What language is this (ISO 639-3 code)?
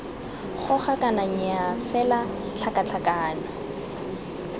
tsn